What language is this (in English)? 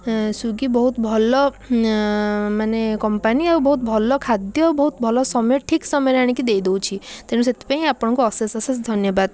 Odia